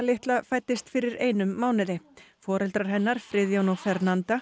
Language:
Icelandic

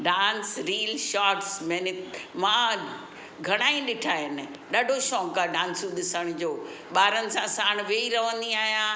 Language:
Sindhi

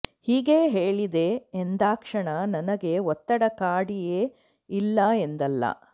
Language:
Kannada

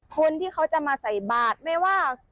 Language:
Thai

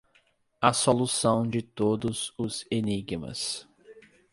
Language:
Portuguese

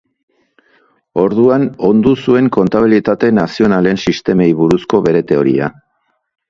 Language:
Basque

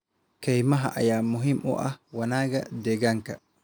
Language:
Somali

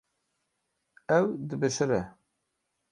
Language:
Kurdish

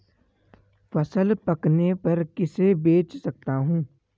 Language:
Hindi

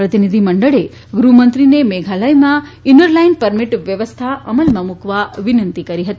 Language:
Gujarati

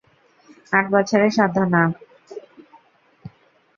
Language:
Bangla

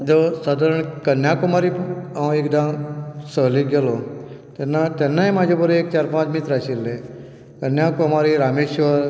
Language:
Konkani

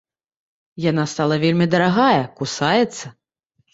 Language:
Belarusian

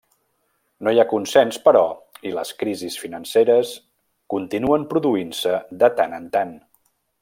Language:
Catalan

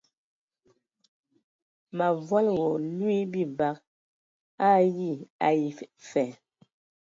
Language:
Ewondo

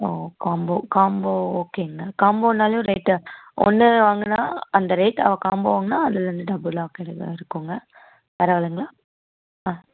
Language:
Tamil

